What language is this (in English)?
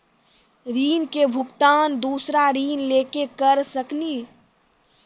Maithili